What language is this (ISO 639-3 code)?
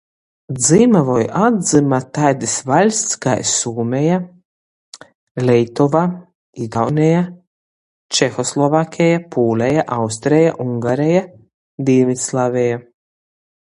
ltg